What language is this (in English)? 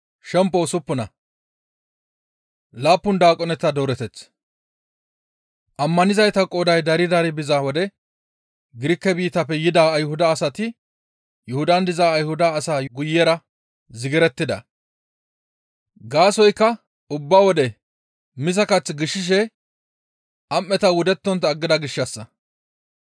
Gamo